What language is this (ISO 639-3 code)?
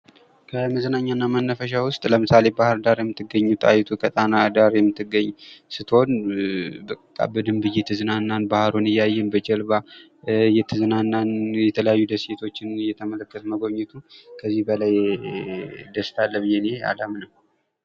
amh